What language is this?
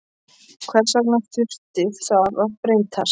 Icelandic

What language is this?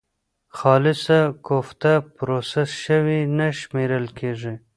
Pashto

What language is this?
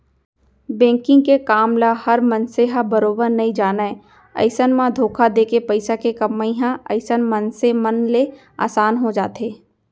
Chhattisgarhi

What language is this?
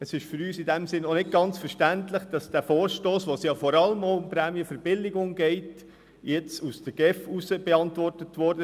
Swiss German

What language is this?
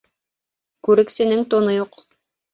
Bashkir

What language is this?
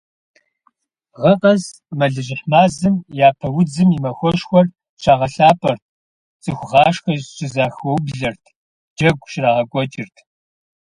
Kabardian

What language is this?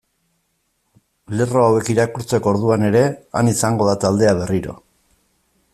Basque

